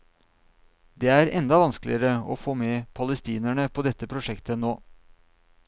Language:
Norwegian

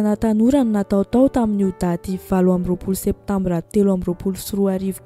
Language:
Romanian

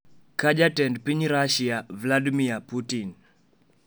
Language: Luo (Kenya and Tanzania)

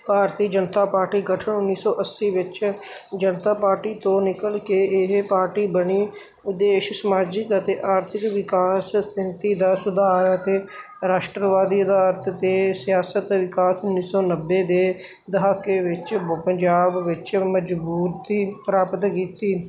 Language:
Punjabi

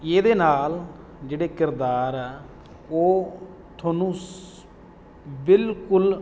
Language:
Punjabi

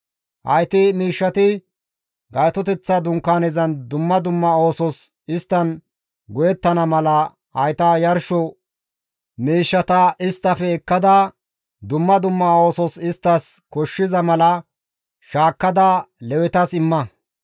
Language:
Gamo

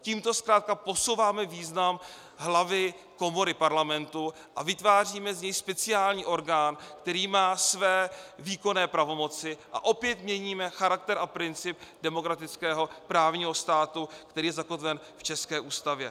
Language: Czech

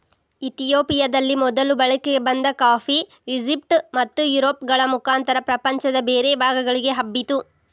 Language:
Kannada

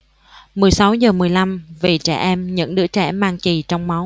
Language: Vietnamese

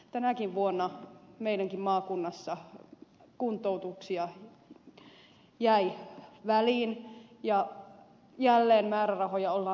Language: Finnish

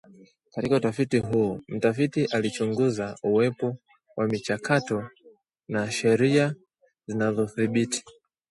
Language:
Swahili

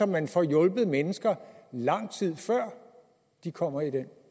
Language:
Danish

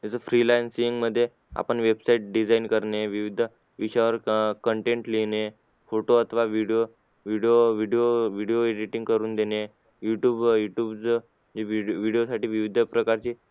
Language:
Marathi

